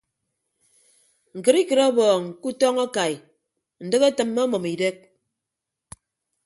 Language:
Ibibio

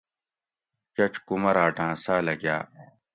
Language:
Gawri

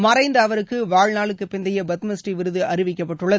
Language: Tamil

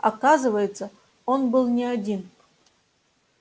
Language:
Russian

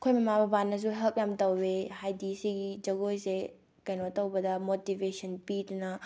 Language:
Manipuri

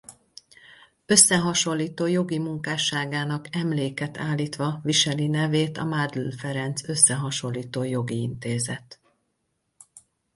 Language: Hungarian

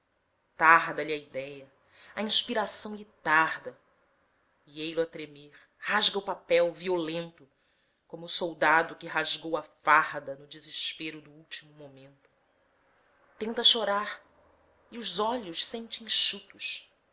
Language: Portuguese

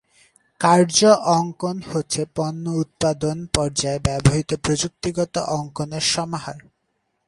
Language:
Bangla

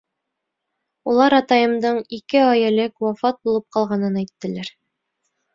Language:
Bashkir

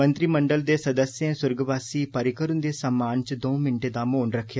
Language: Dogri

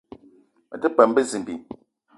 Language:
Eton (Cameroon)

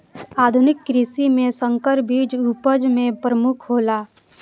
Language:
Maithili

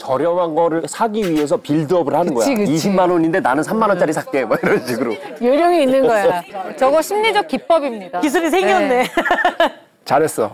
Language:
Korean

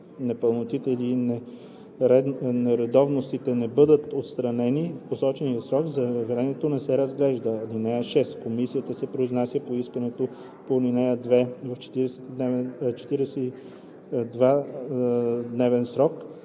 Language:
Bulgarian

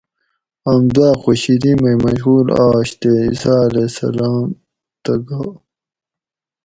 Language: Gawri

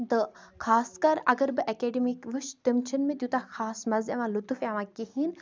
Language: Kashmiri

